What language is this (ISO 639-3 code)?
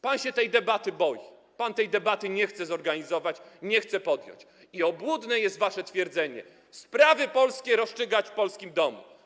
pol